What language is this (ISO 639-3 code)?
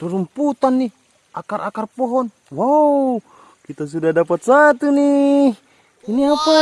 ind